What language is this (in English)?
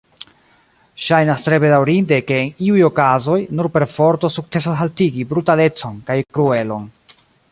Esperanto